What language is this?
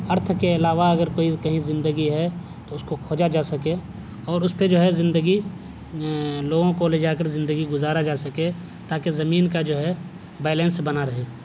Urdu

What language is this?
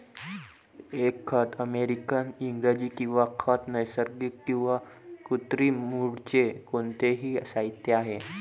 Marathi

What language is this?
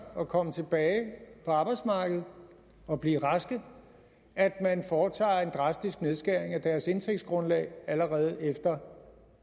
Danish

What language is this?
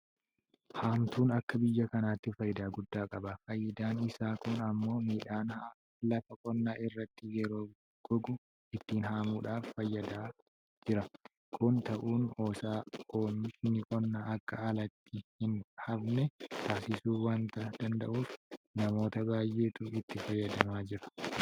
Oromo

